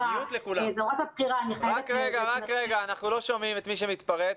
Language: Hebrew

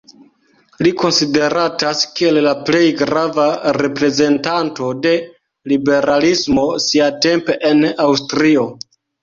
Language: Esperanto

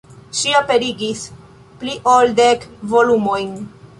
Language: Esperanto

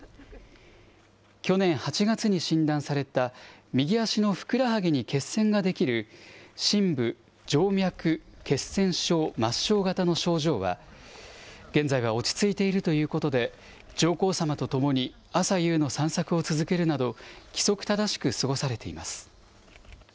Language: Japanese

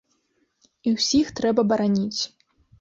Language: Belarusian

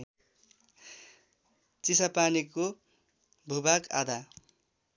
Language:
Nepali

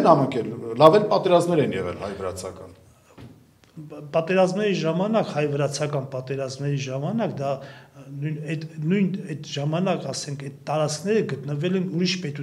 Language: Romanian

